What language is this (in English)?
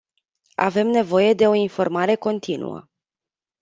Romanian